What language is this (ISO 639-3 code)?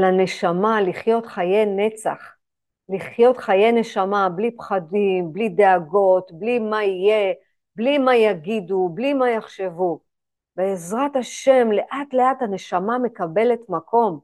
heb